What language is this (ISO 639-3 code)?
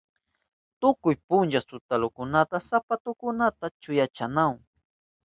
qup